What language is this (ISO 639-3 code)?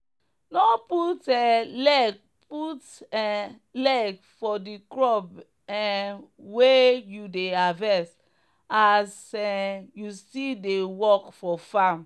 pcm